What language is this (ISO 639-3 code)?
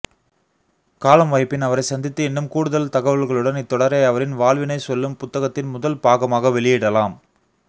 tam